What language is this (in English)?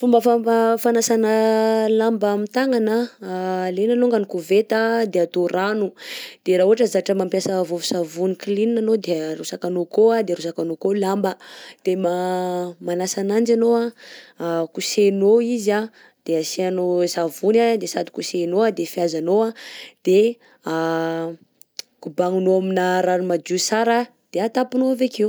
Southern Betsimisaraka Malagasy